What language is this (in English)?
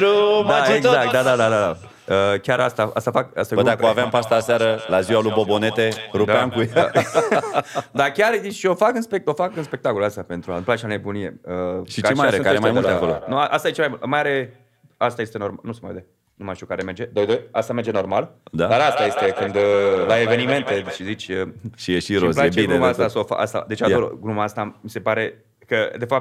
Romanian